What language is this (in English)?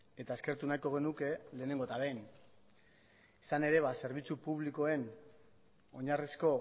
Basque